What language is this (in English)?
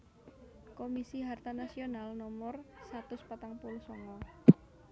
Javanese